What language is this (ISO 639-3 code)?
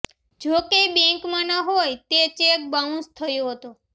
guj